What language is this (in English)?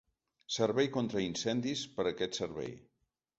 Catalan